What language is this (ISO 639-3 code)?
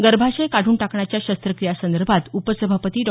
mar